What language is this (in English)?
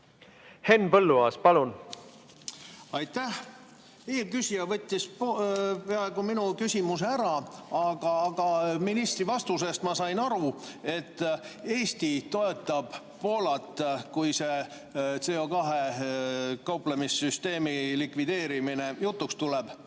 Estonian